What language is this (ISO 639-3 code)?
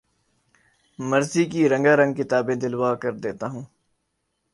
urd